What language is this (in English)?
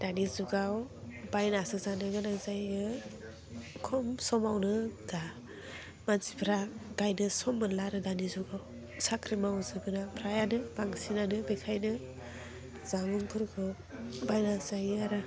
Bodo